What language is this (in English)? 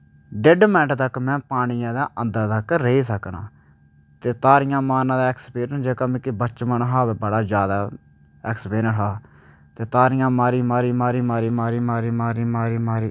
Dogri